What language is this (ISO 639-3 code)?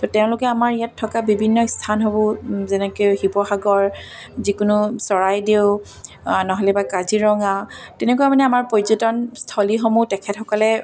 asm